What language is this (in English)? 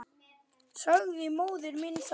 Icelandic